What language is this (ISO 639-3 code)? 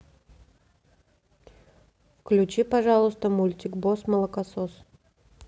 rus